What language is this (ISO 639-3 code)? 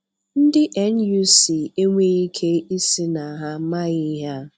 ibo